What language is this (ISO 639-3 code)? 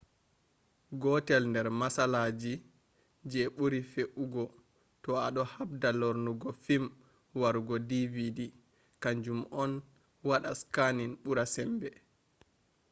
ful